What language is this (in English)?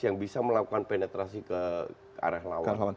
Indonesian